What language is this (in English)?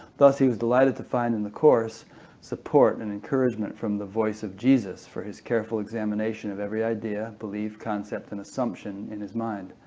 English